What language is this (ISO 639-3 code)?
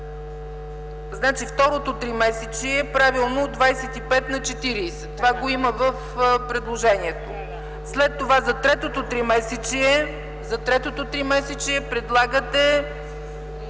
bul